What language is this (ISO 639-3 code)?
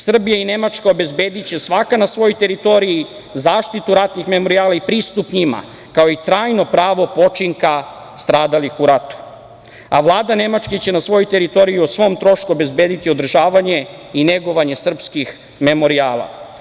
srp